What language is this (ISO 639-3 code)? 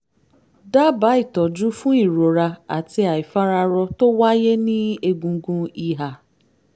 yor